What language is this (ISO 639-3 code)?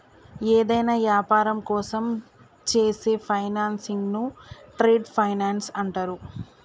tel